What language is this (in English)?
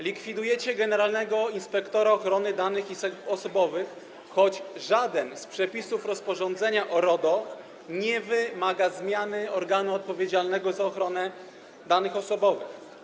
Polish